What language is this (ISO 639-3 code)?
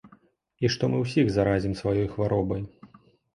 bel